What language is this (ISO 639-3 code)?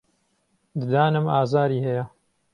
ckb